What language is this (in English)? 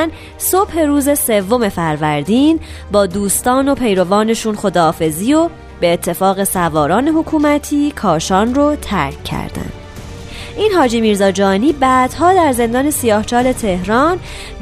Persian